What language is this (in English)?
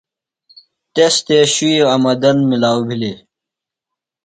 Phalura